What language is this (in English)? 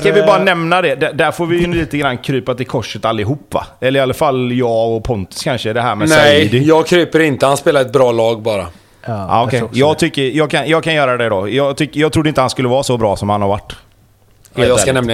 Swedish